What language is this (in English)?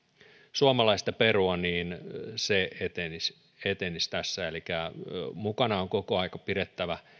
Finnish